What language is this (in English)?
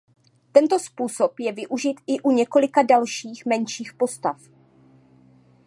Czech